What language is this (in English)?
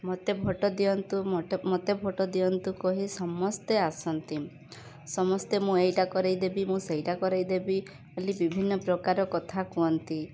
Odia